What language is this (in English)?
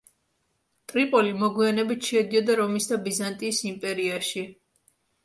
Georgian